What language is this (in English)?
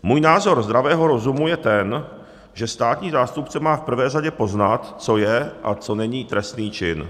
Czech